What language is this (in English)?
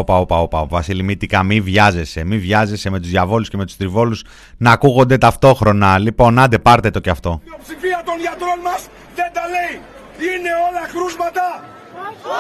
Greek